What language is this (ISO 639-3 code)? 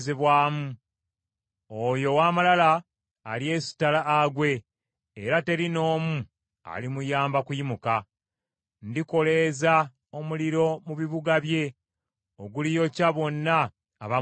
lug